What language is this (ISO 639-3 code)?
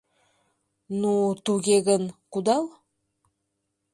chm